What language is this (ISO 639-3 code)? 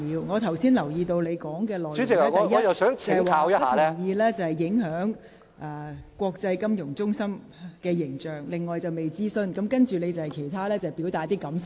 yue